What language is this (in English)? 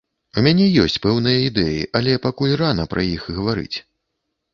Belarusian